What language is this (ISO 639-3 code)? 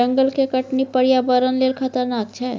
mai